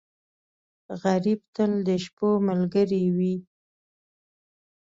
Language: Pashto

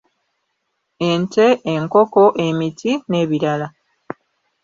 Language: Ganda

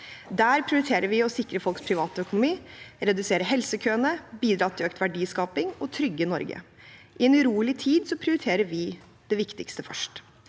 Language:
Norwegian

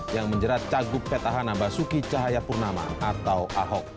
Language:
Indonesian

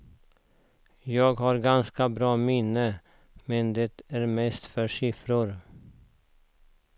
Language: Swedish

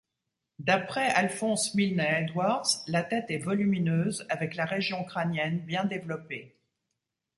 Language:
French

